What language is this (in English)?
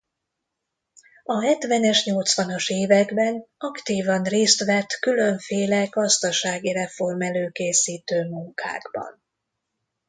Hungarian